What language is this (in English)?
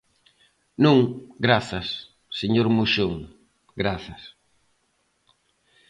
Galician